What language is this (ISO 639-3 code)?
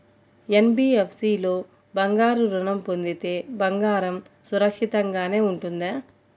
tel